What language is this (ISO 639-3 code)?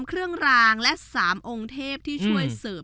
tha